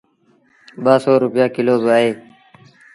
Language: Sindhi Bhil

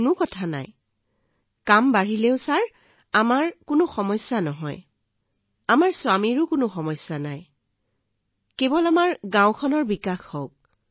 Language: Assamese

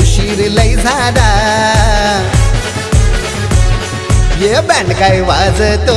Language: Marathi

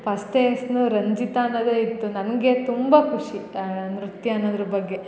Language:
Kannada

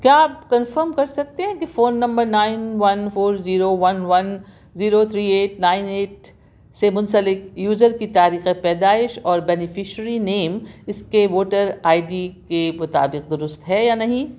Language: Urdu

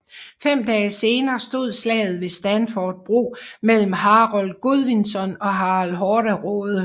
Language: Danish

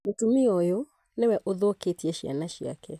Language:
Kikuyu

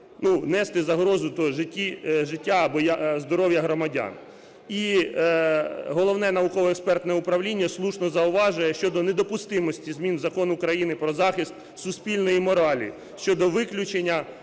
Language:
Ukrainian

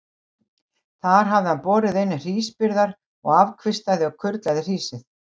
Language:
Icelandic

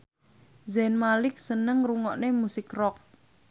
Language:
Javanese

